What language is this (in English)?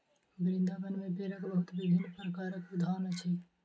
Maithili